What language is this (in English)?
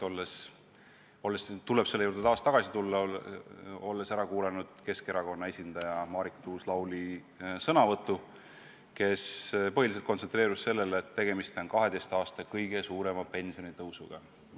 Estonian